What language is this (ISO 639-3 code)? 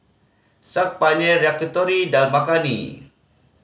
eng